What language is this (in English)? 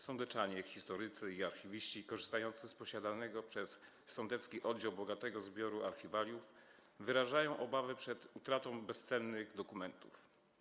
Polish